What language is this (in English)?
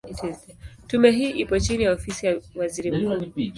Swahili